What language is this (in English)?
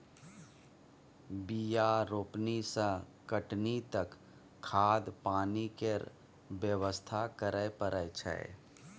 Maithili